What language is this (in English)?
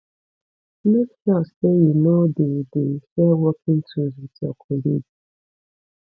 Nigerian Pidgin